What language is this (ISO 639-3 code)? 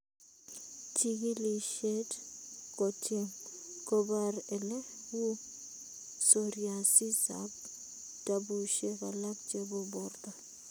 kln